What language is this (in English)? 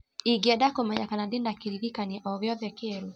Kikuyu